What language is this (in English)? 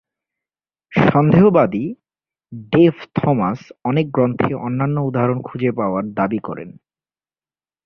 Bangla